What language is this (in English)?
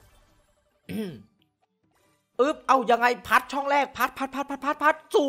Thai